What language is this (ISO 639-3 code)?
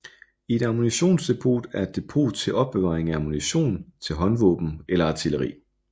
dan